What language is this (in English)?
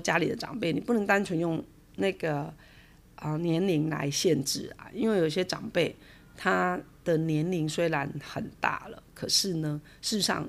Chinese